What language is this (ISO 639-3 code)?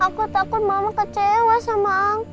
ind